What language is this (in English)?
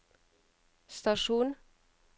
Norwegian